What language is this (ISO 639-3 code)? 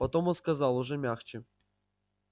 rus